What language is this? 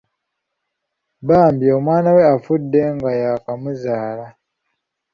Ganda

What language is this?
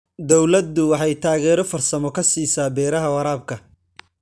Somali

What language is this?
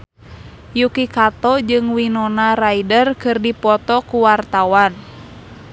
Sundanese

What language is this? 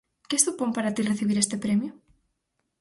Galician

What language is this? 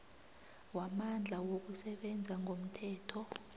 South Ndebele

